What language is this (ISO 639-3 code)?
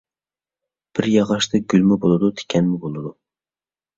uig